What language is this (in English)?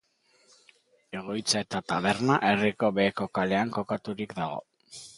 Basque